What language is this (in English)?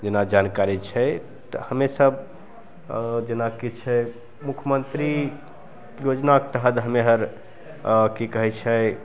Maithili